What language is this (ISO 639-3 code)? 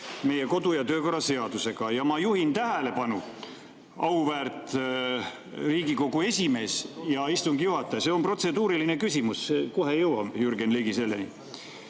est